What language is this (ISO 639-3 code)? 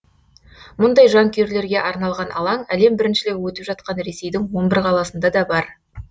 kaz